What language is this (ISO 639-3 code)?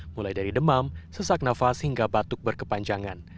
ind